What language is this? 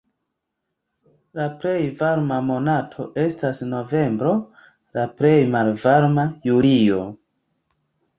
Esperanto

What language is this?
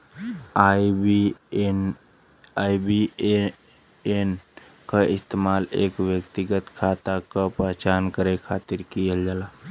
Bhojpuri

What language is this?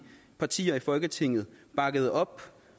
Danish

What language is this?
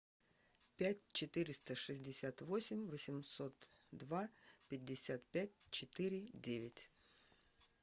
Russian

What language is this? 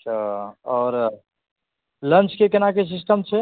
Maithili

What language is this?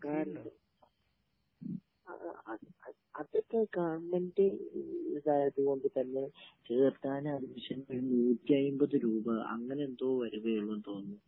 Malayalam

